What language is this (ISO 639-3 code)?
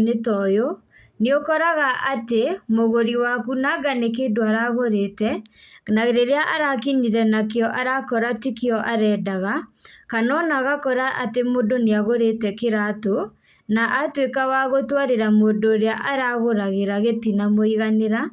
kik